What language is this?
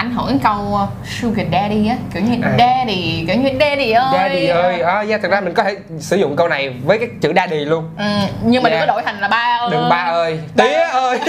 Vietnamese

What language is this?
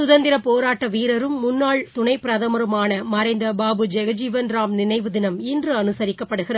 Tamil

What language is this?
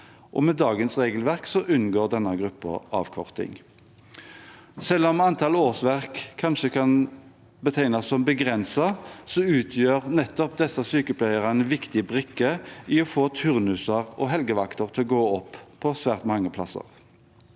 Norwegian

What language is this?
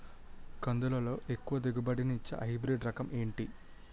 Telugu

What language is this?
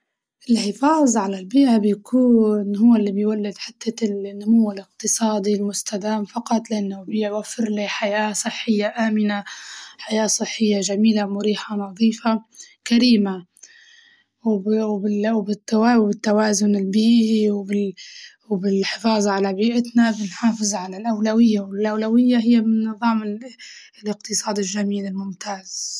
Libyan Arabic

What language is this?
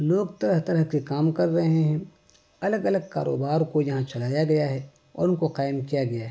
Urdu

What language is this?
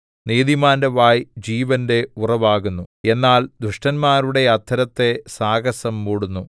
Malayalam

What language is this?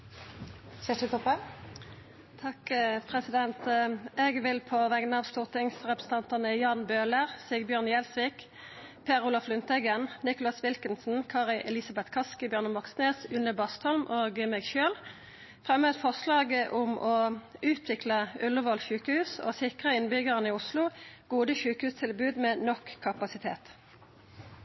Norwegian Nynorsk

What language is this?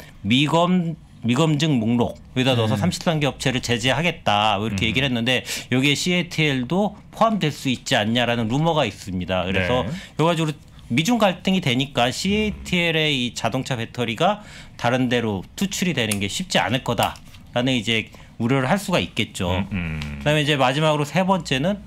Korean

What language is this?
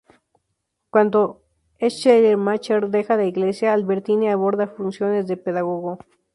Spanish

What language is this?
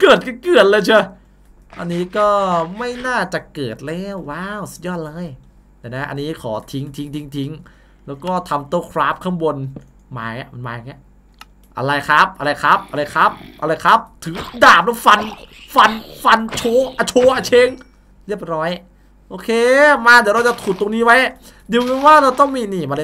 Thai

